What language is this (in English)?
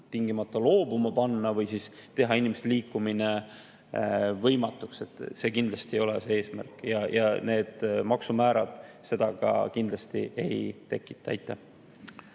Estonian